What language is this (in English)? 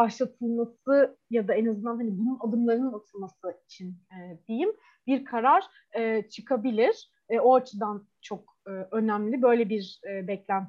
Turkish